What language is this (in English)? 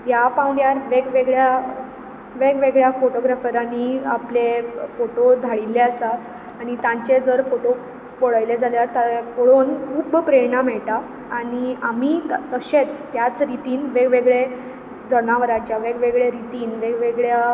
Konkani